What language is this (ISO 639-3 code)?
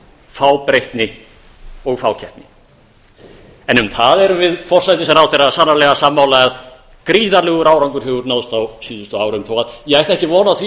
isl